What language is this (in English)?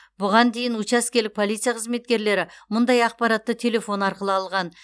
Kazakh